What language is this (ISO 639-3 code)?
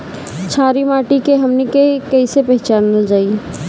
bho